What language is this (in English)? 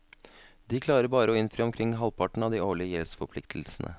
Norwegian